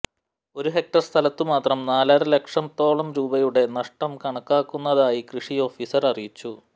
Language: Malayalam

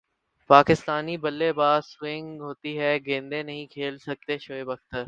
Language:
Urdu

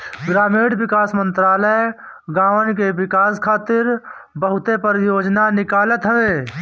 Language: Bhojpuri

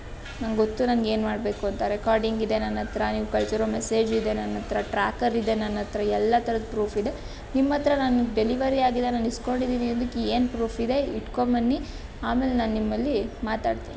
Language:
Kannada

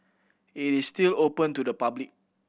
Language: English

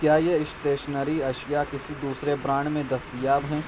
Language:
Urdu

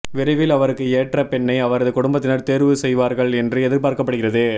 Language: Tamil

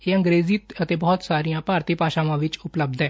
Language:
Punjabi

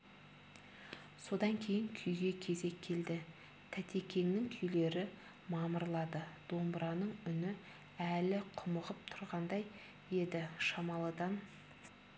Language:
Kazakh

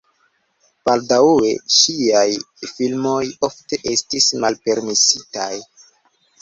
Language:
Esperanto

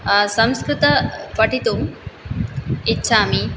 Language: Sanskrit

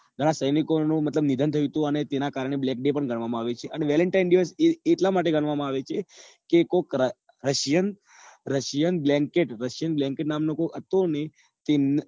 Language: Gujarati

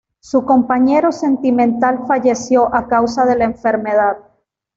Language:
Spanish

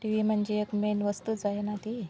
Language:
Marathi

